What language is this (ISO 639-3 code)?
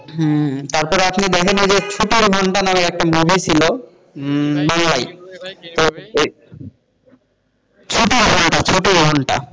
ben